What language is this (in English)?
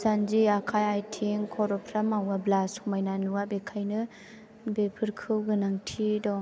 Bodo